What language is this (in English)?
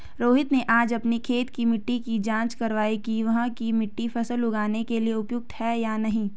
Hindi